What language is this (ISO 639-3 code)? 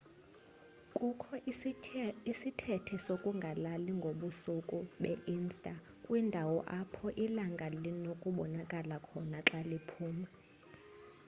xho